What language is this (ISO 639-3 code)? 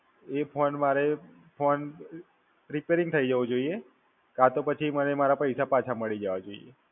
guj